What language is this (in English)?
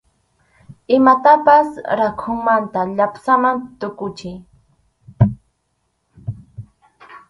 Arequipa-La Unión Quechua